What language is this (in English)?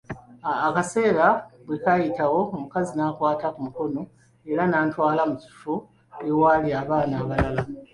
Ganda